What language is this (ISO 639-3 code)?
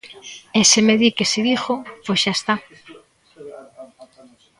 glg